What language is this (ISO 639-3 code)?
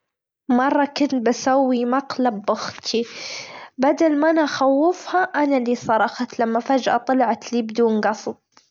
afb